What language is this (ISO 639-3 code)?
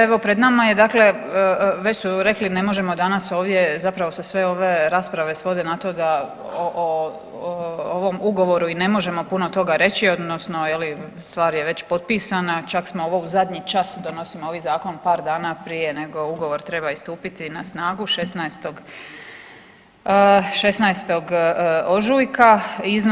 hrv